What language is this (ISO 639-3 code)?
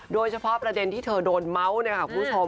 tha